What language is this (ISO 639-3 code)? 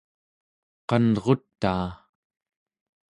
esu